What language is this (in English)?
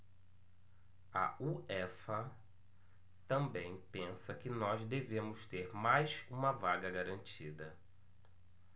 Portuguese